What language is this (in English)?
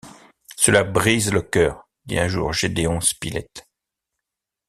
French